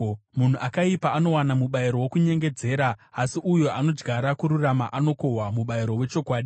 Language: Shona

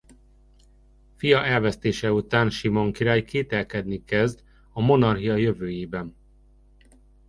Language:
Hungarian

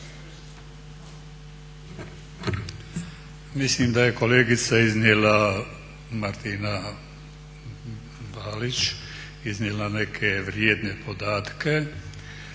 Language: Croatian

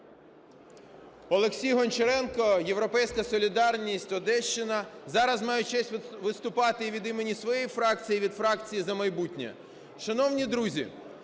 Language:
Ukrainian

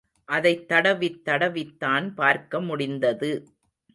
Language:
Tamil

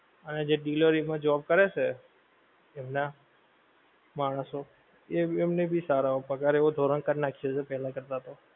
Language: Gujarati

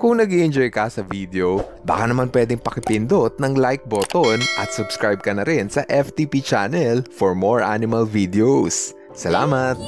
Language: Filipino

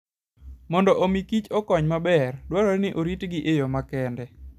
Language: Luo (Kenya and Tanzania)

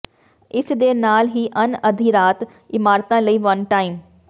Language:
Punjabi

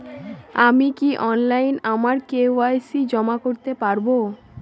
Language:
Bangla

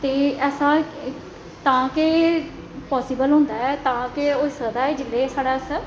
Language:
Dogri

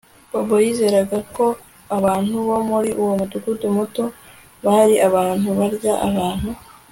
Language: Kinyarwanda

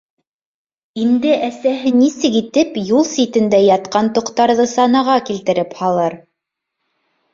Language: Bashkir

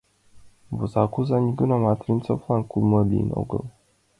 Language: Mari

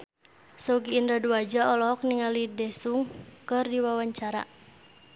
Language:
Sundanese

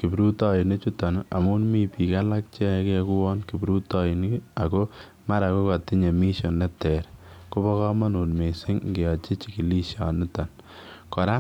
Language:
Kalenjin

